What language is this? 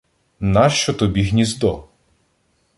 Ukrainian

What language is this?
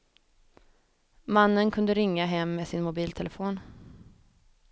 Swedish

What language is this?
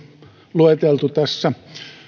Finnish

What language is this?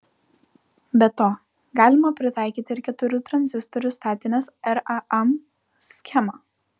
Lithuanian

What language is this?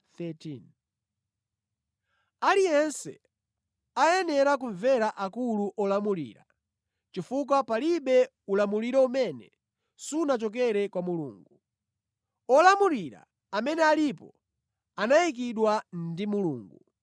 Nyanja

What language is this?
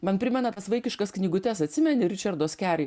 Lithuanian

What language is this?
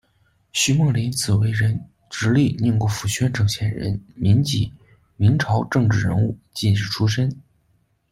Chinese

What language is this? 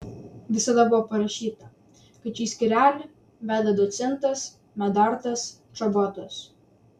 Lithuanian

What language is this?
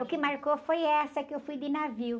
Portuguese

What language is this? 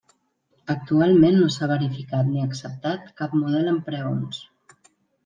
Catalan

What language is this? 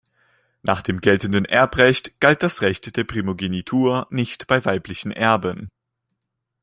German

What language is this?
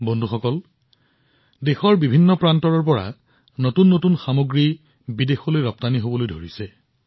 Assamese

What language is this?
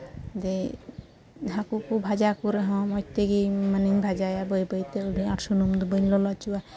Santali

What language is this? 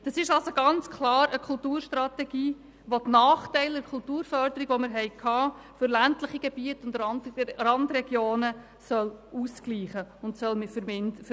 Swiss German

